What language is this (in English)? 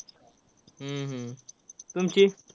Marathi